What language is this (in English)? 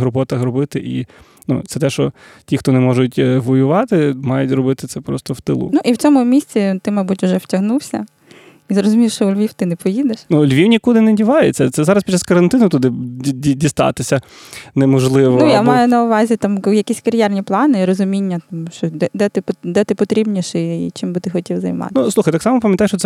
Ukrainian